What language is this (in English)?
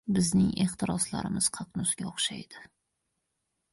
Uzbek